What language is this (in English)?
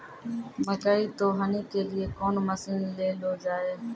Maithili